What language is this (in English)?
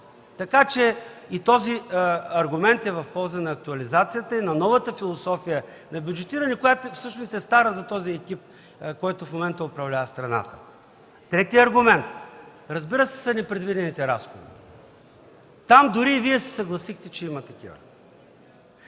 Bulgarian